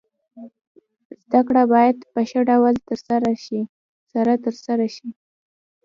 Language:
Pashto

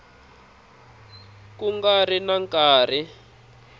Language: Tsonga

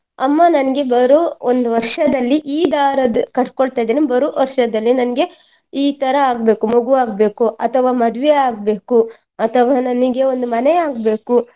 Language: Kannada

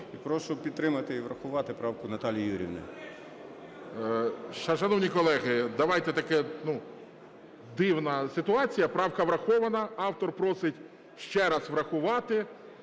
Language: Ukrainian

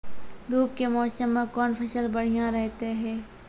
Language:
Maithili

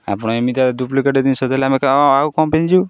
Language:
Odia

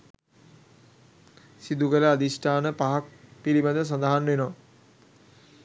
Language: Sinhala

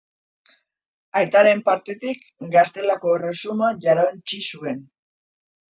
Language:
Basque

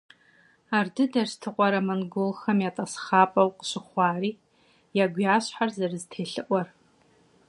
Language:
Kabardian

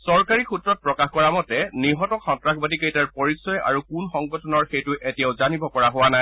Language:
Assamese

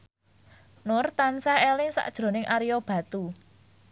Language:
Javanese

